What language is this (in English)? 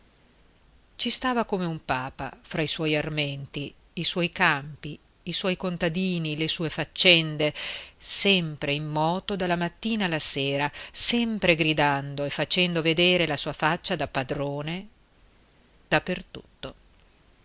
Italian